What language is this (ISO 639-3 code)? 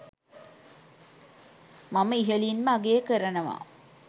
sin